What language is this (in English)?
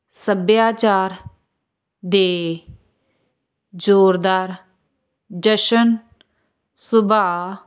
Punjabi